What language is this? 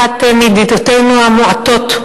Hebrew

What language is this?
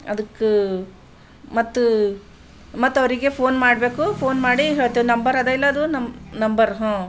Kannada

